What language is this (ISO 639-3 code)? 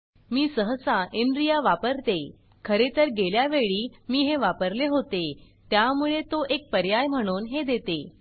mar